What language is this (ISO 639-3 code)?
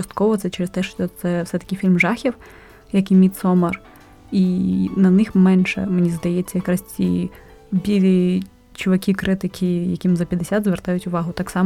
ukr